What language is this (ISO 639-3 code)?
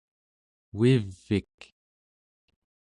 esu